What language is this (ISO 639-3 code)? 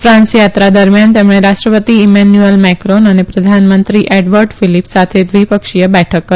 guj